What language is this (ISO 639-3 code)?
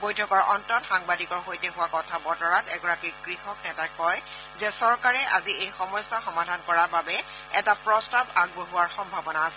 asm